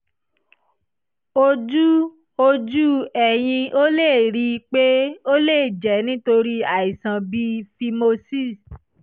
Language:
Yoruba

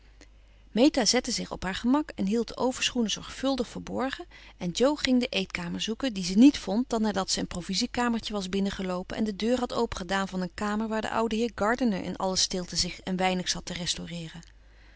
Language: Dutch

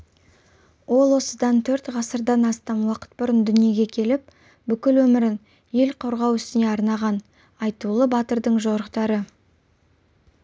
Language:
Kazakh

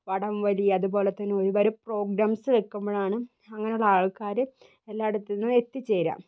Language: Malayalam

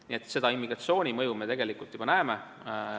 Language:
Estonian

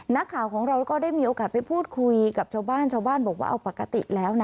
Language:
Thai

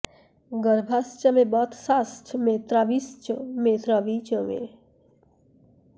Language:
Bangla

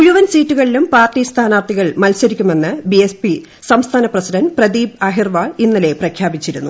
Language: Malayalam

